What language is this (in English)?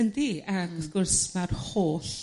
Welsh